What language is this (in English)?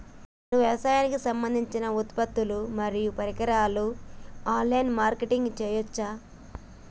Telugu